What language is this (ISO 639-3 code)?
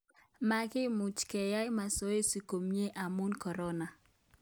kln